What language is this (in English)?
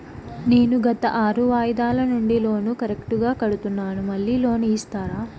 Telugu